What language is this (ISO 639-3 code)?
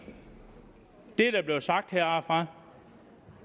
dan